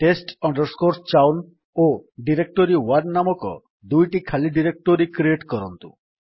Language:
Odia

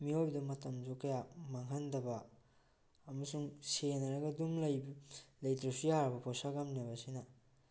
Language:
Manipuri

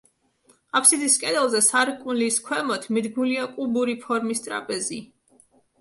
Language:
Georgian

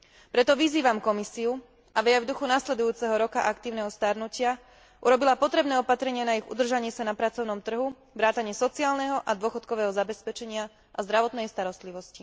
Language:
Slovak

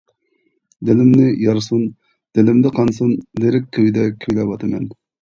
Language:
Uyghur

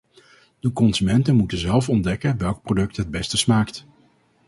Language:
Dutch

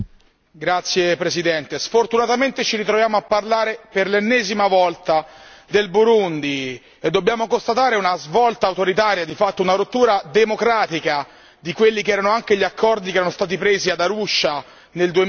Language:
Italian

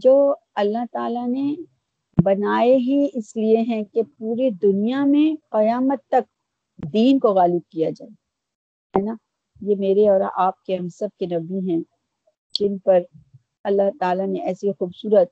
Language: Urdu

